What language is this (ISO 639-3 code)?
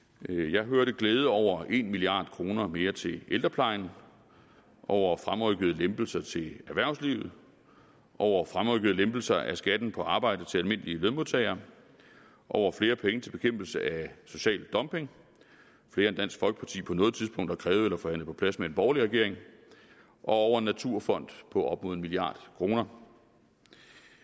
dan